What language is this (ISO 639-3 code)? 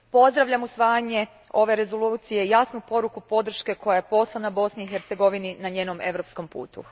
hrv